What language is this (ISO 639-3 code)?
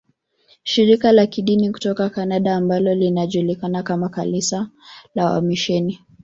swa